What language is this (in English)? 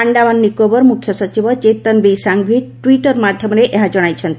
Odia